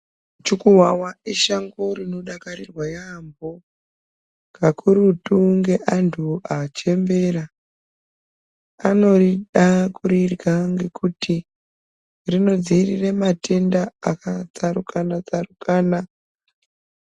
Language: Ndau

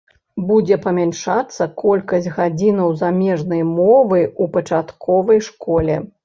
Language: Belarusian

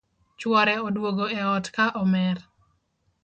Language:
Luo (Kenya and Tanzania)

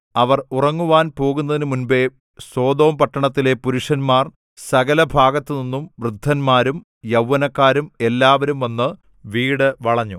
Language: Malayalam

